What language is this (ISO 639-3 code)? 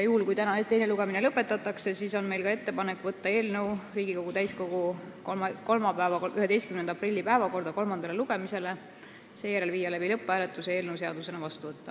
est